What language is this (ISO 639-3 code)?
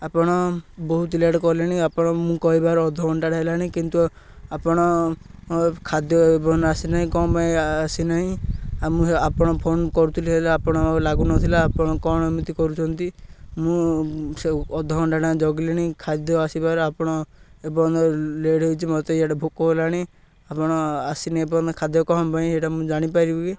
ori